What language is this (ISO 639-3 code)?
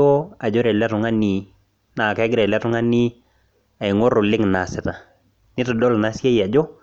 mas